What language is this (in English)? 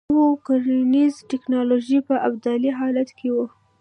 Pashto